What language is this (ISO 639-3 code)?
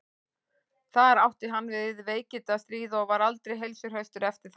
isl